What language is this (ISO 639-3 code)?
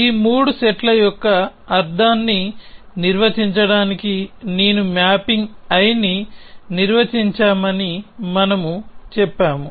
tel